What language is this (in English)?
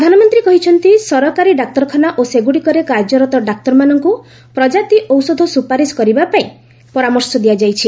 Odia